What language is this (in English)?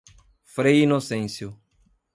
Portuguese